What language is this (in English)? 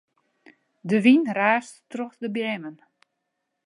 Western Frisian